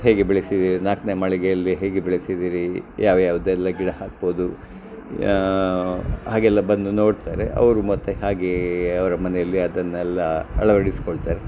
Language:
Kannada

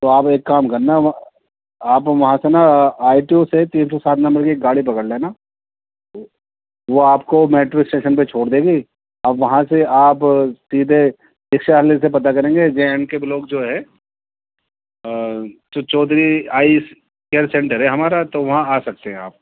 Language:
Urdu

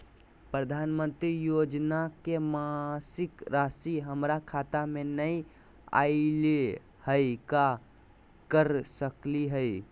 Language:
Magahi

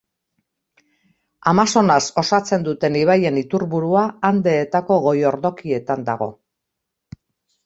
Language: Basque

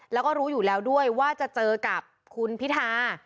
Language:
Thai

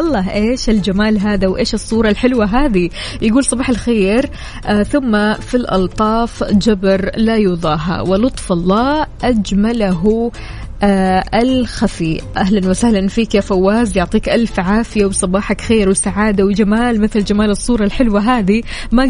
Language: Arabic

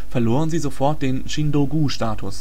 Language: German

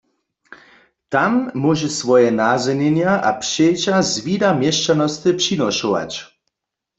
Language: Upper Sorbian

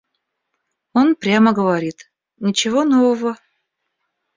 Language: Russian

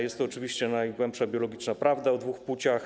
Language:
Polish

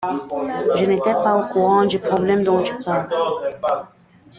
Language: French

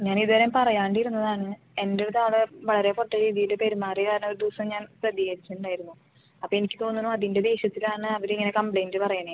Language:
Malayalam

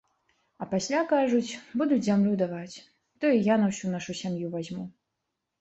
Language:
Belarusian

